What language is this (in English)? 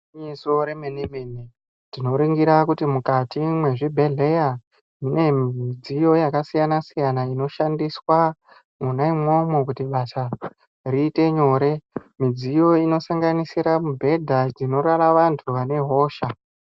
Ndau